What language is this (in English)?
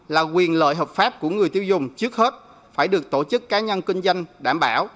Vietnamese